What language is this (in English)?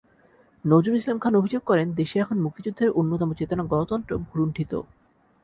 Bangla